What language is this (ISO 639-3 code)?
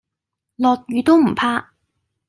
yue